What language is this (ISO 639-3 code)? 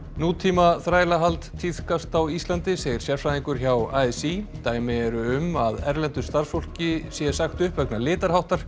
isl